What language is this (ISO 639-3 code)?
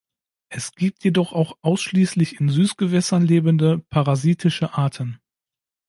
deu